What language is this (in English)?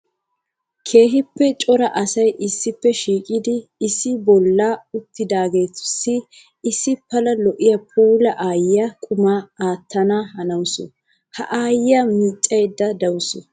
Wolaytta